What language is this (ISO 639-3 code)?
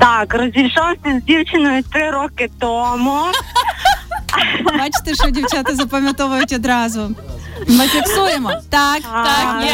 ukr